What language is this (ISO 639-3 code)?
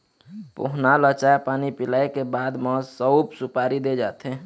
hne